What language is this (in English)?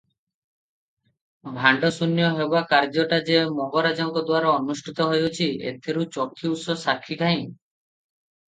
Odia